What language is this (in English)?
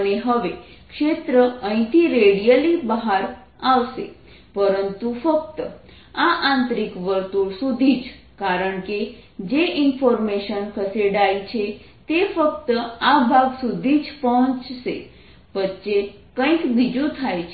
Gujarati